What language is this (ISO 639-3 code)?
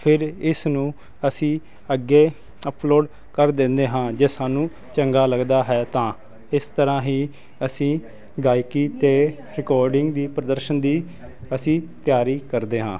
pan